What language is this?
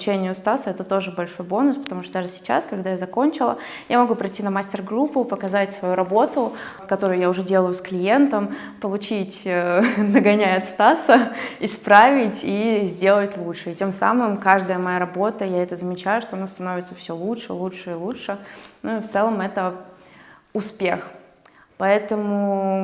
Russian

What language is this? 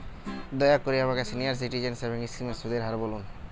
Bangla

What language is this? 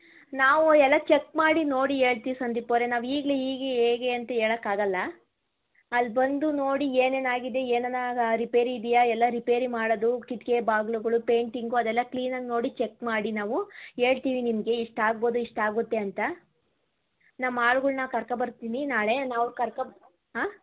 Kannada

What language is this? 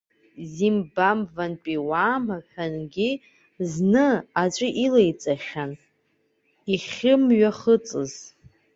Abkhazian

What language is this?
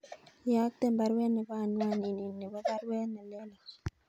Kalenjin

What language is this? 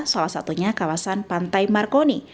Indonesian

